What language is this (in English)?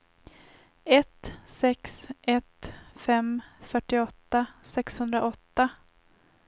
Swedish